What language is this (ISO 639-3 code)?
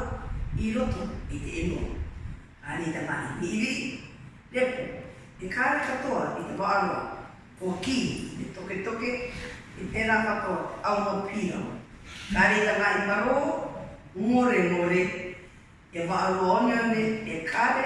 mri